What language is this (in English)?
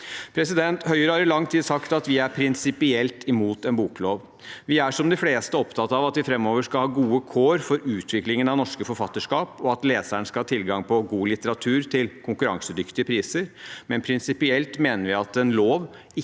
Norwegian